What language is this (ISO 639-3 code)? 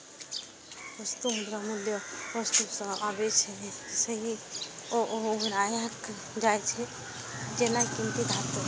mai